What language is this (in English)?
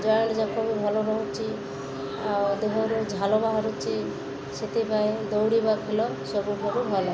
Odia